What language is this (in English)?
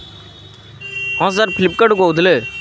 Odia